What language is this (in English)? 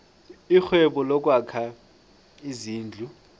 South Ndebele